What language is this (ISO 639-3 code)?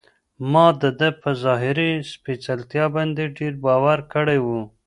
pus